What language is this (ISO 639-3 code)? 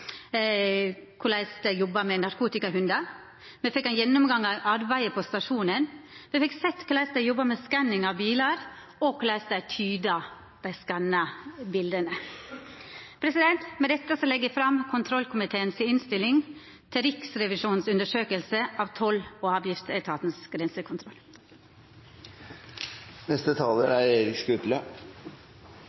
nno